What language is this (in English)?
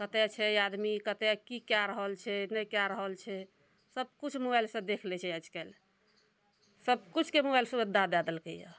Maithili